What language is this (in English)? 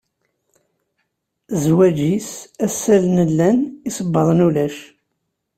Kabyle